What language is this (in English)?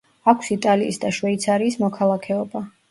Georgian